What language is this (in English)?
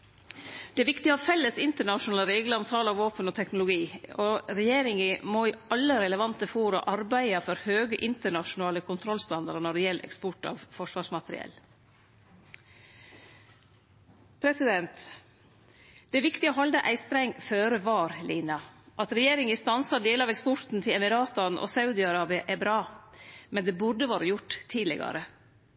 Norwegian Nynorsk